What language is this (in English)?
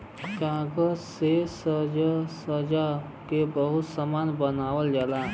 Bhojpuri